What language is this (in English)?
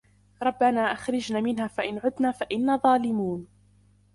Arabic